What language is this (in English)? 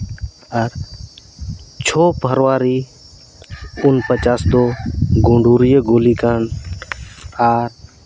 Santali